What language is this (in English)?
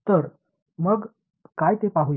Marathi